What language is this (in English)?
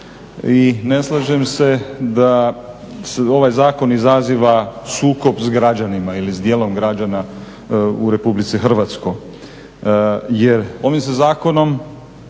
Croatian